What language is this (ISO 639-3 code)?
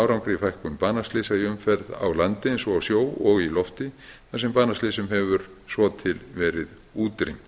isl